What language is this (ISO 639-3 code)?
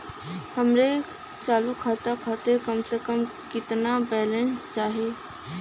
bho